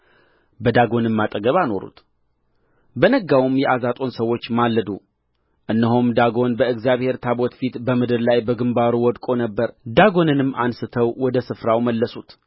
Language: Amharic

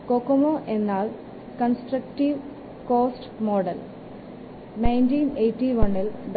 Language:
Malayalam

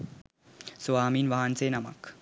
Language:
Sinhala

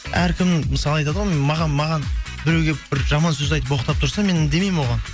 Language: Kazakh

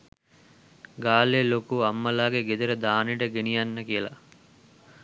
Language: Sinhala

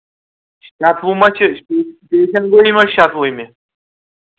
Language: Kashmiri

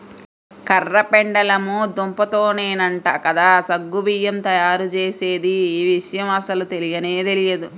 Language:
Telugu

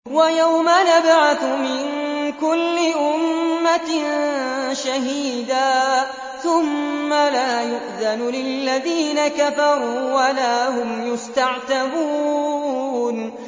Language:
Arabic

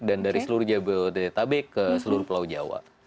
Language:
Indonesian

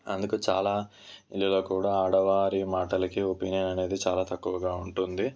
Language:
Telugu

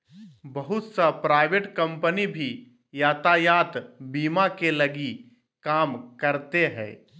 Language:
Magahi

